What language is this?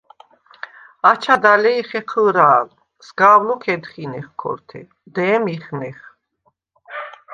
Svan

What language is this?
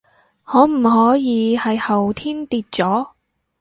Cantonese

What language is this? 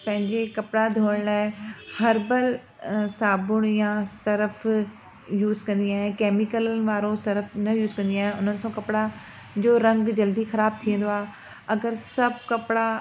Sindhi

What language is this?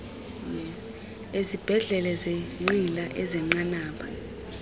Xhosa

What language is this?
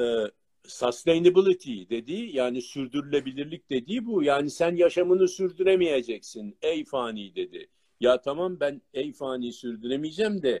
Turkish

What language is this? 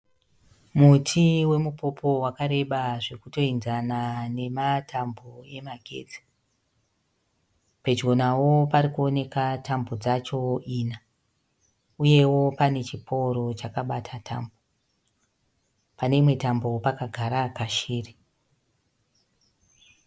Shona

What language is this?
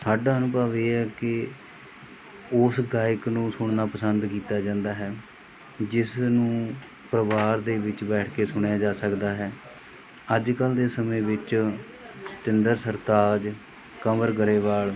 Punjabi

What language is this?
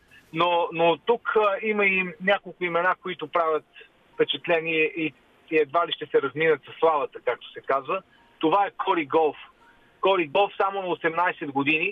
Bulgarian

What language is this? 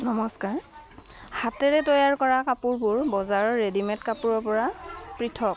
Assamese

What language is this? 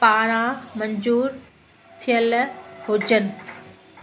Sindhi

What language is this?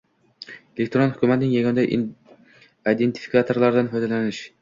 Uzbek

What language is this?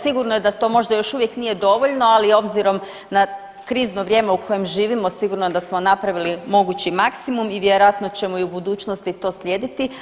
Croatian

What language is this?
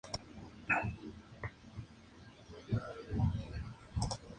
Spanish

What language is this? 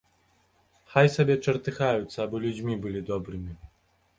Belarusian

